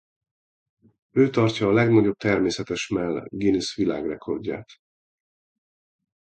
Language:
Hungarian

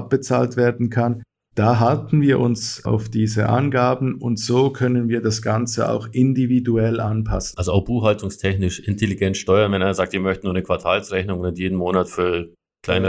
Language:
German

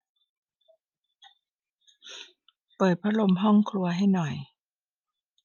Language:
Thai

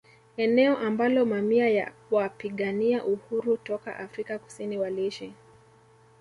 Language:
Swahili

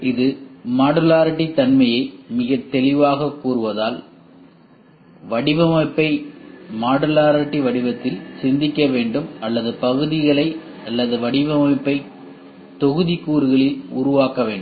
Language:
Tamil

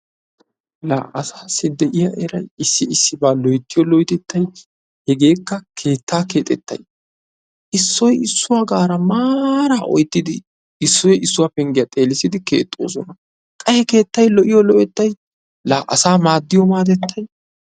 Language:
Wolaytta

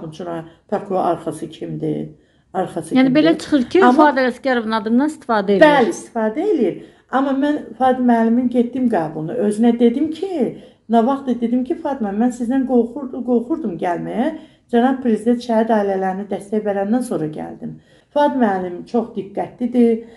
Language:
Turkish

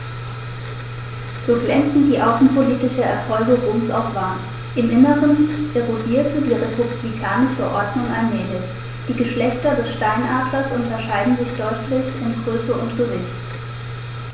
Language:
German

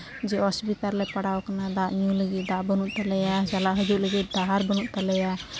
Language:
Santali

